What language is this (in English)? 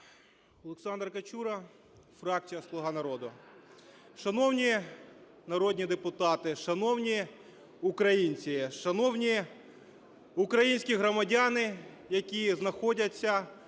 Ukrainian